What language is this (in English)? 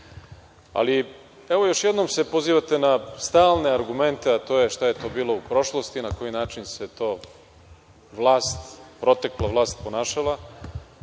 Serbian